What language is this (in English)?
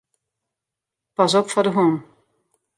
Western Frisian